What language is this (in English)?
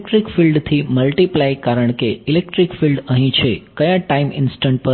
Gujarati